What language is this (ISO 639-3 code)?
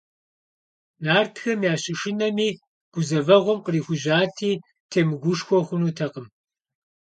kbd